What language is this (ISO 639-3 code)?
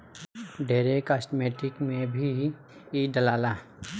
bho